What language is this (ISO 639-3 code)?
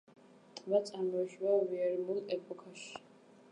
kat